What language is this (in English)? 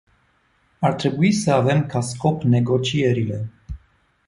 Romanian